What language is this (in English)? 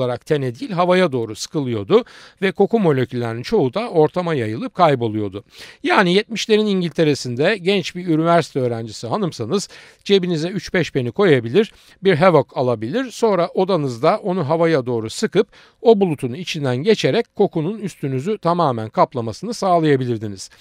Turkish